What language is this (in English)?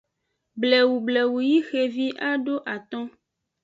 Aja (Benin)